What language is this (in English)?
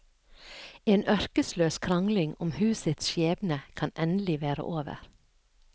Norwegian